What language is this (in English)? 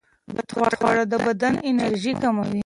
Pashto